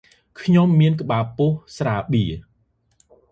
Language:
Khmer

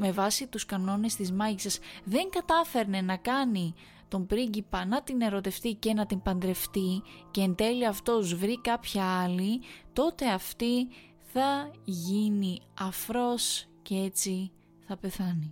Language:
Greek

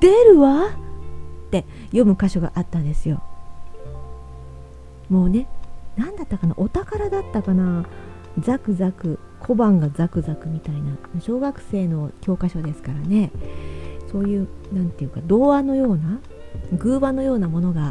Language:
Japanese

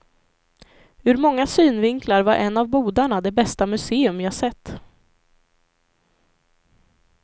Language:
Swedish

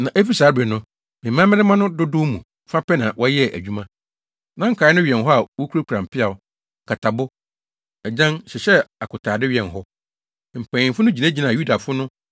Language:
Akan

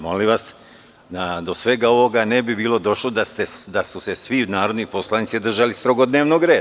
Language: Serbian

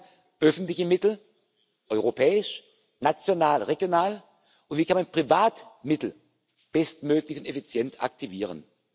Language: German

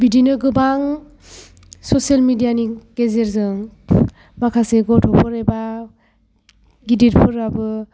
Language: Bodo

